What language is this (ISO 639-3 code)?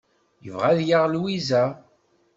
kab